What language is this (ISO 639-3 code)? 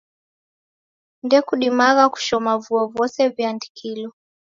dav